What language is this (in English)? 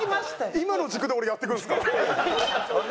Japanese